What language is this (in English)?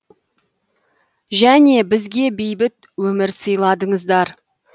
Kazakh